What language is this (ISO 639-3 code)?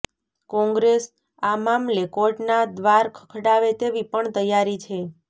guj